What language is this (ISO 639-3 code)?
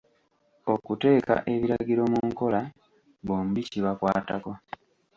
lug